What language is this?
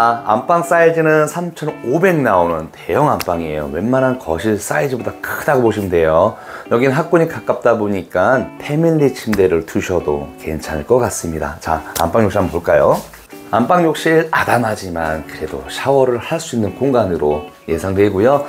Korean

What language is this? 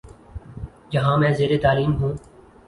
Urdu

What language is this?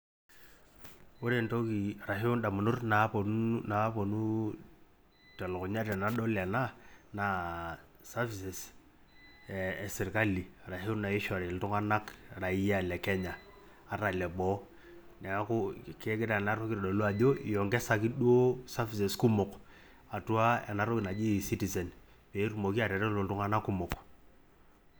Masai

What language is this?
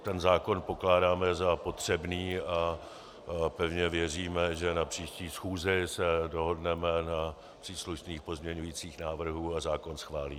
Czech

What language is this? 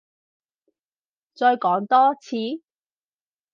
Cantonese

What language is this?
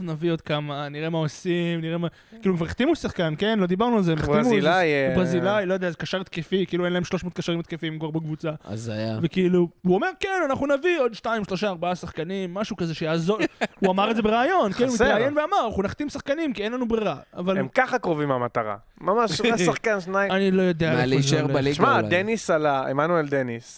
Hebrew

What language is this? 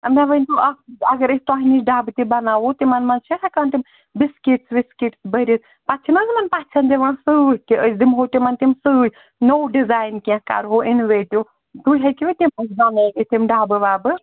Kashmiri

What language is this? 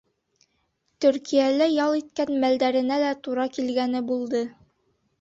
Bashkir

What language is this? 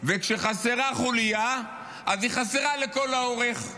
Hebrew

